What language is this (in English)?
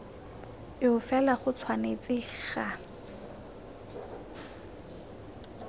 Tswana